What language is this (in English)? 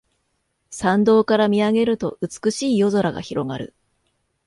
Japanese